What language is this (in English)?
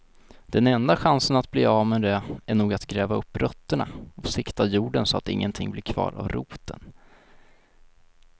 Swedish